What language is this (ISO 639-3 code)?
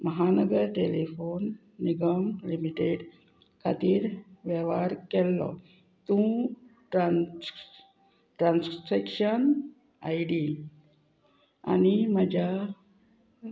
kok